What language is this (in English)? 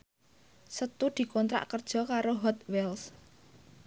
Javanese